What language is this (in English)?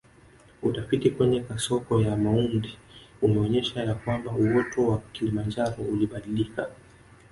Swahili